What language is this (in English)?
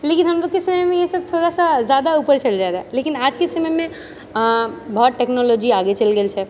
Maithili